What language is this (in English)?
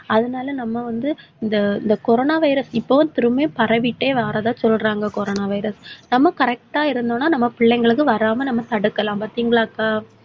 Tamil